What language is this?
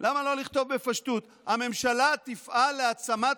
Hebrew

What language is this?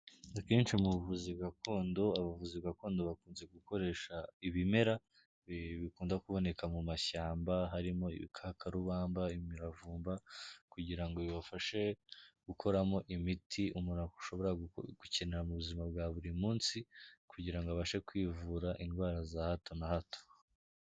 Kinyarwanda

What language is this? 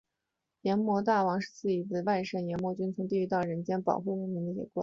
Chinese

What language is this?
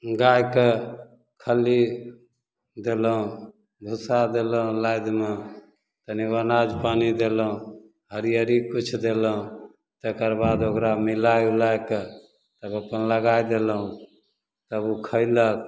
Maithili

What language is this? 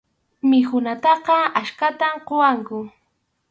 Arequipa-La Unión Quechua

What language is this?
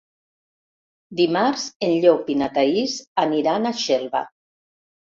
Catalan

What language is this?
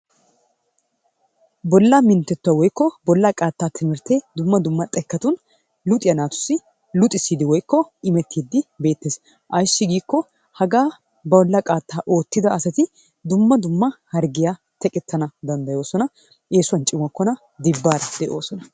Wolaytta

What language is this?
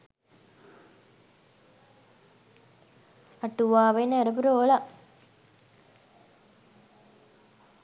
Sinhala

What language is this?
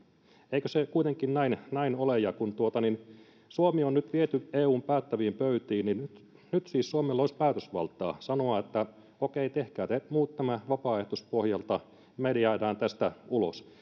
Finnish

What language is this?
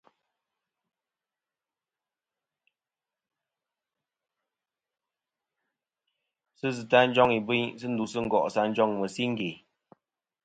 Kom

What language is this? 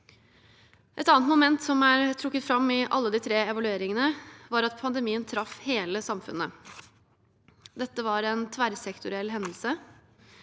Norwegian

